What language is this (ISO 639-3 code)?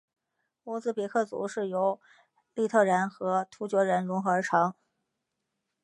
zho